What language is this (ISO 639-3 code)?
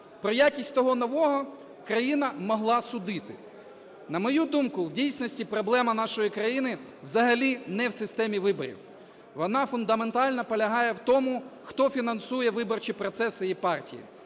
ukr